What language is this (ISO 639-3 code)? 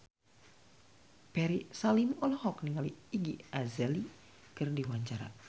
sun